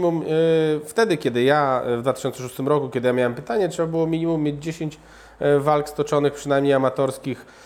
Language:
Polish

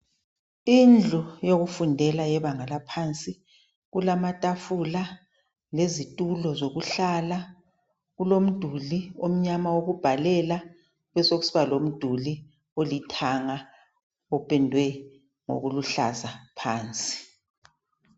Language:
North Ndebele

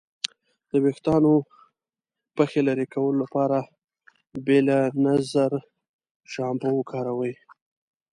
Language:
Pashto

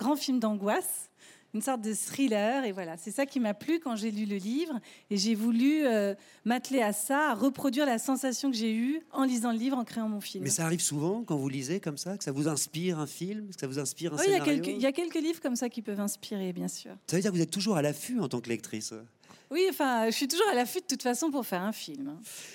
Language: French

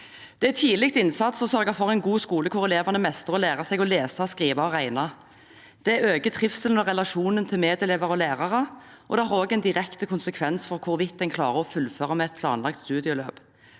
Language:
Norwegian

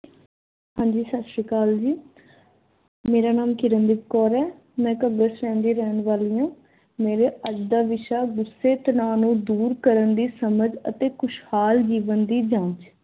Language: Punjabi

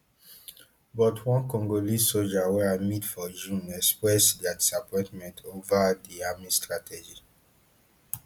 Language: Nigerian Pidgin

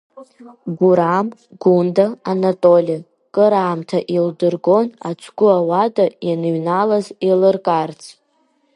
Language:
Abkhazian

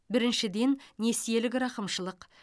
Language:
Kazakh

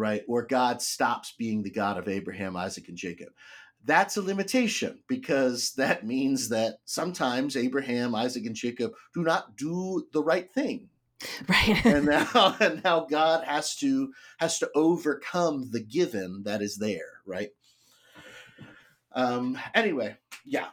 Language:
English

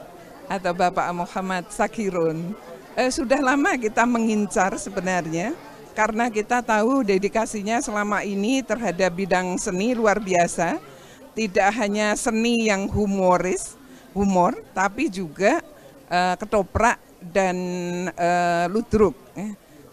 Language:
Indonesian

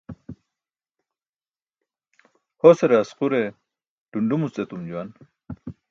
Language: Burushaski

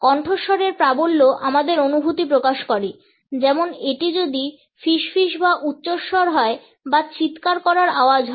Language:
Bangla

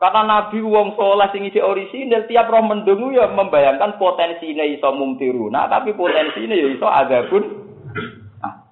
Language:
Malay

